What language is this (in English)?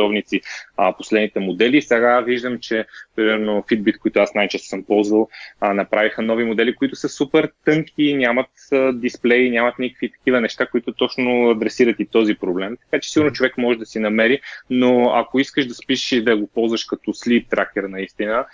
Bulgarian